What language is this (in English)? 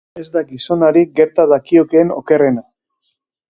Basque